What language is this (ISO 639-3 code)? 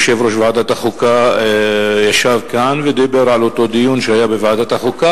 heb